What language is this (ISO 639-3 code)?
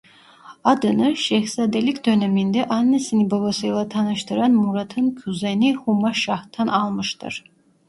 tur